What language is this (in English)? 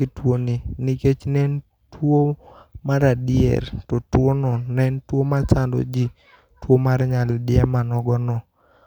Luo (Kenya and Tanzania)